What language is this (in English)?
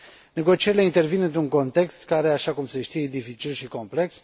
Romanian